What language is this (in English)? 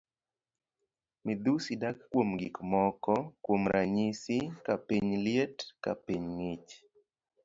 Luo (Kenya and Tanzania)